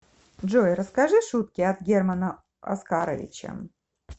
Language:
Russian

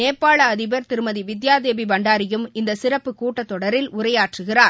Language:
Tamil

